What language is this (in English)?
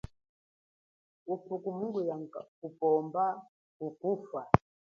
Chokwe